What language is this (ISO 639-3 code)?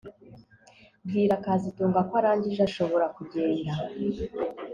kin